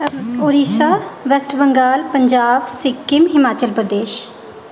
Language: Dogri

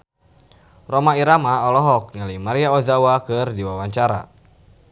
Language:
Sundanese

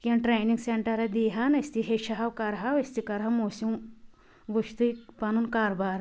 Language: Kashmiri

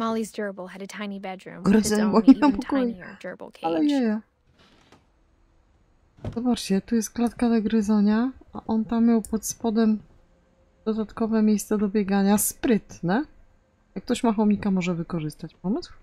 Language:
Polish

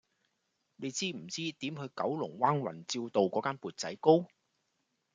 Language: Cantonese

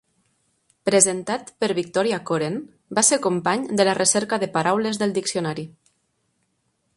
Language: Catalan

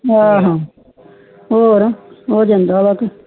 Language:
Punjabi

